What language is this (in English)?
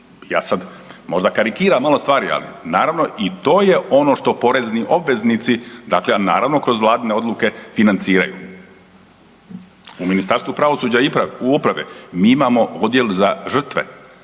Croatian